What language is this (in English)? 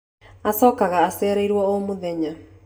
Kikuyu